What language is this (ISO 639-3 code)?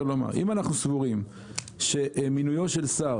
heb